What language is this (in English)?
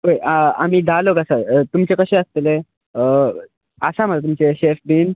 Konkani